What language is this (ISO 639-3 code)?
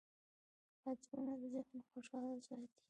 pus